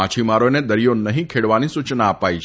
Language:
Gujarati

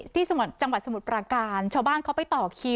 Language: Thai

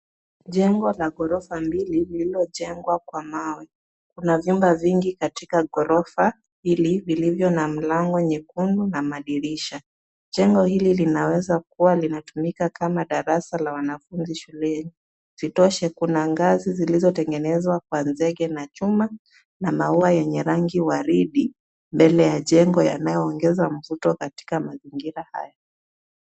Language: Swahili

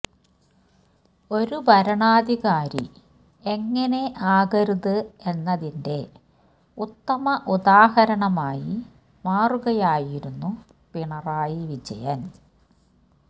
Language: Malayalam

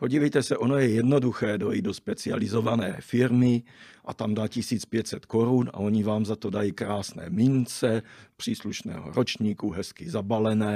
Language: Czech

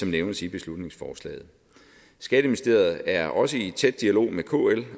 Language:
Danish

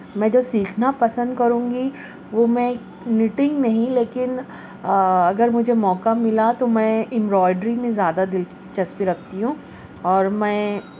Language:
Urdu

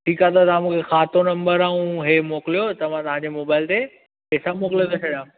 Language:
Sindhi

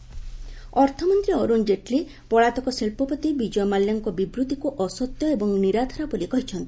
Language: Odia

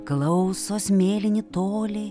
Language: Lithuanian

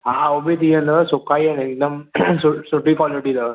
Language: Sindhi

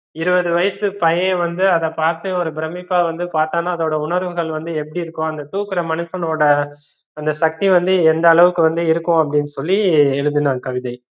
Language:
Tamil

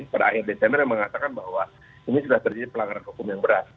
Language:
Indonesian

